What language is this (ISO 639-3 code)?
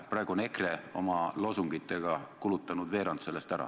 est